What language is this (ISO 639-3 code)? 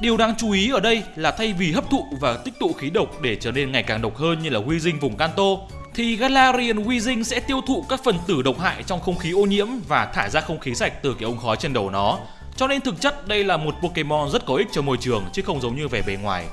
vie